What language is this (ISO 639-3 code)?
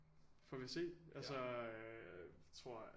dan